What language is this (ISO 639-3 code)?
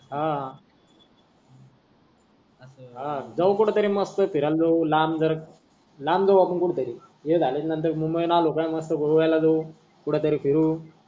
mar